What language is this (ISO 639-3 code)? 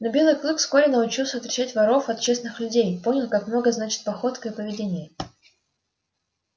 rus